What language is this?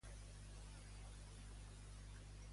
Catalan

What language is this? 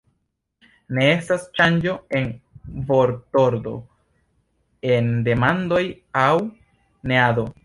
Esperanto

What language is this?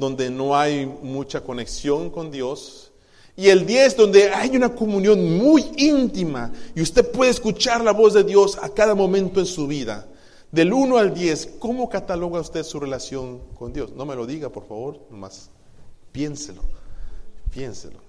Spanish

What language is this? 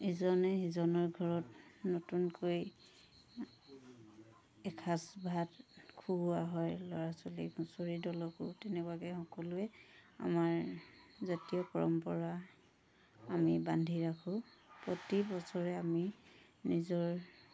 Assamese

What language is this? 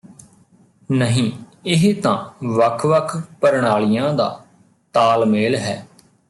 Punjabi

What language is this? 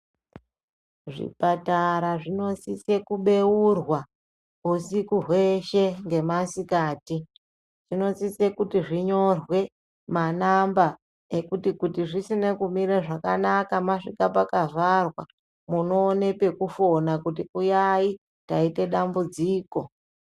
Ndau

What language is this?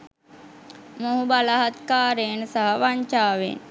Sinhala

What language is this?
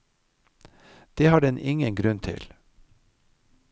Norwegian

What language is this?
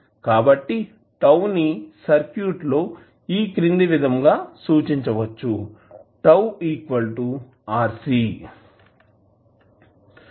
Telugu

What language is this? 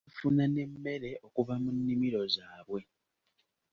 Ganda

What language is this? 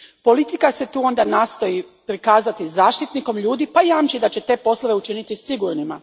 Croatian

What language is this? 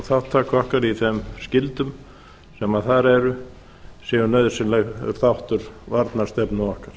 Icelandic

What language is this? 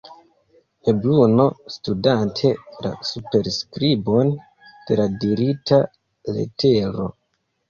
Esperanto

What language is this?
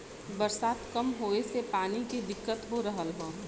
Bhojpuri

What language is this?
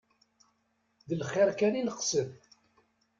Kabyle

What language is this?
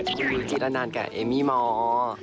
Thai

